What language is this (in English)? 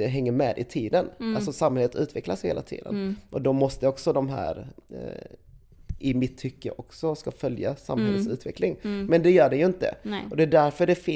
Swedish